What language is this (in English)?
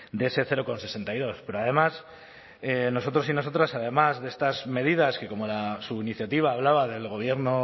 Spanish